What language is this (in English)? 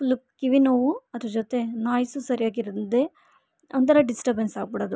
Kannada